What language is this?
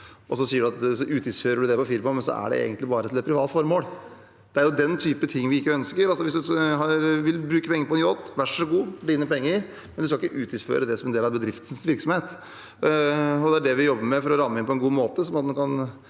Norwegian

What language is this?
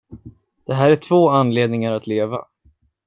Swedish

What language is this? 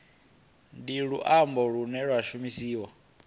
Venda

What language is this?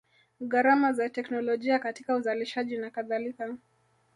Swahili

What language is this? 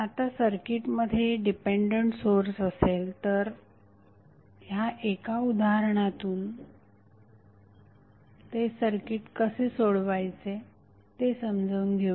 Marathi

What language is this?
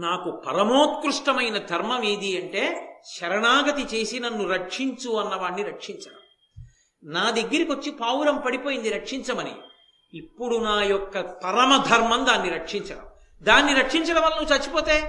Telugu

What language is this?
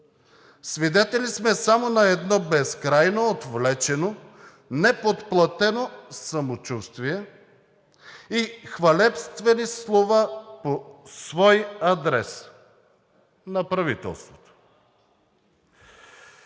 Bulgarian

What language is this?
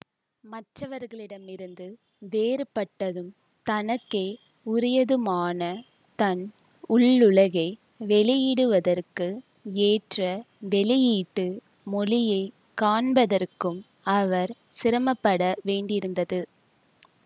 Tamil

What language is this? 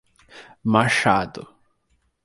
Portuguese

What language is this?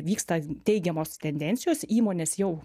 Lithuanian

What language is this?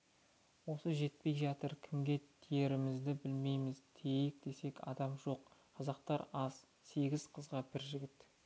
Kazakh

